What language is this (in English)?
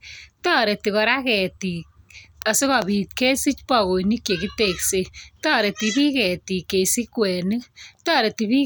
Kalenjin